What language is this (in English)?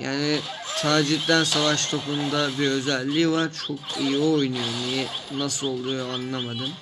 Turkish